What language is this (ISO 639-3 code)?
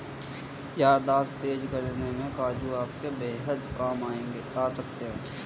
hin